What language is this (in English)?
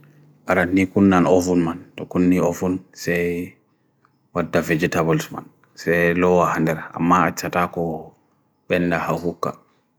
Bagirmi Fulfulde